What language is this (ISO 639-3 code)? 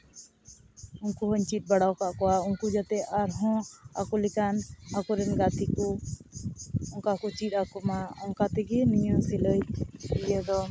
sat